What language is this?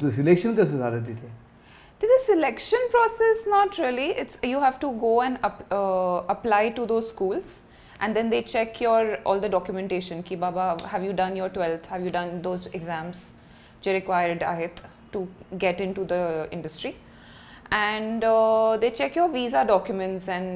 Marathi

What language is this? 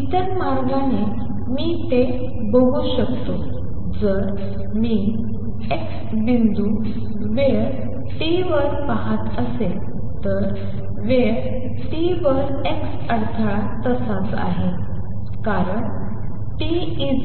Marathi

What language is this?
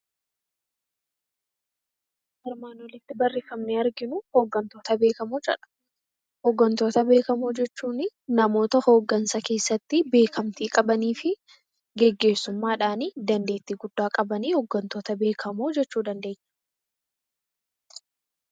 Oromo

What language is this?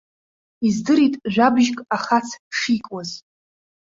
Abkhazian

